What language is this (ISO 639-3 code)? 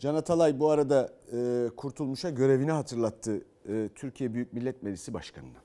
tur